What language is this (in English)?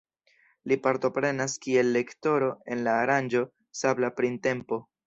Esperanto